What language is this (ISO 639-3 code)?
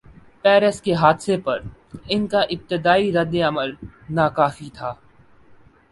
urd